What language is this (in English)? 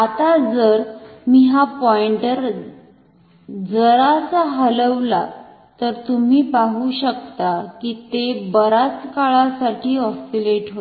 Marathi